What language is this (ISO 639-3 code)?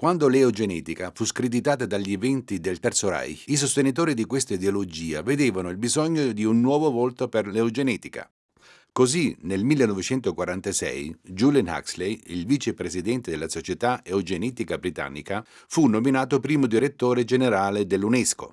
ita